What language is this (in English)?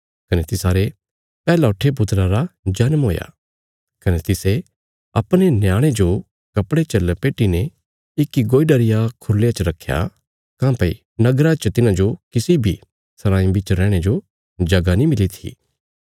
Bilaspuri